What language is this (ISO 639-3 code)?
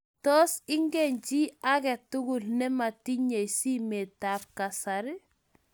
kln